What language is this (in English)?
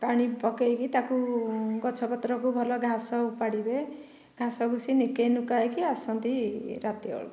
Odia